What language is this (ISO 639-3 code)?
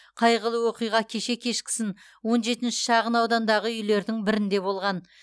kaz